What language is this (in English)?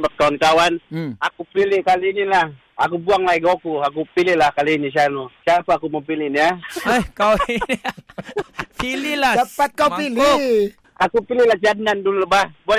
Malay